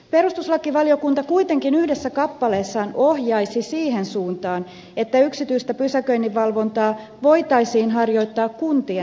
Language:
Finnish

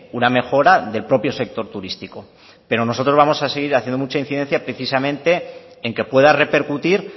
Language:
Spanish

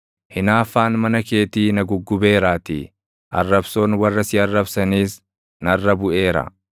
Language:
Oromo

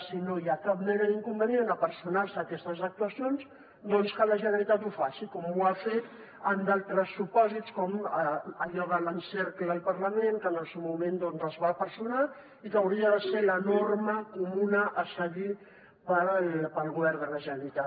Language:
Catalan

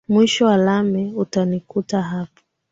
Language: Swahili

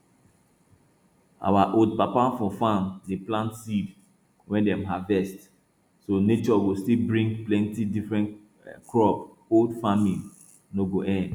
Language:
Nigerian Pidgin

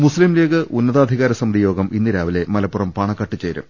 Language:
Malayalam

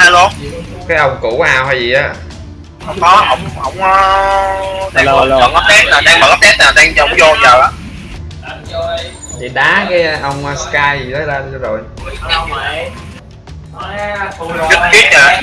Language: Vietnamese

